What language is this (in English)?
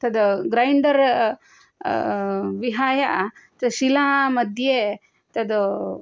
Sanskrit